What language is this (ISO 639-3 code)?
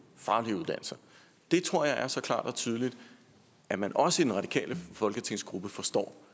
dan